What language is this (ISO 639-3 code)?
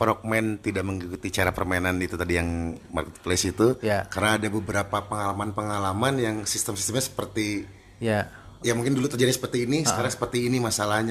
ind